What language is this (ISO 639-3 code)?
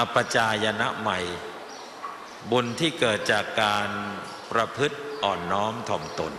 tha